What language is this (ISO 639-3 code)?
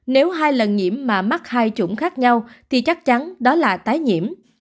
vie